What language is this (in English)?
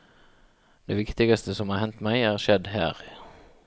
Norwegian